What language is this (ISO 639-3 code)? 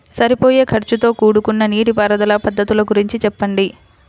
tel